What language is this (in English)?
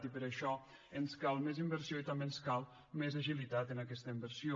Catalan